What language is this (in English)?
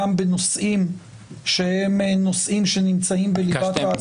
Hebrew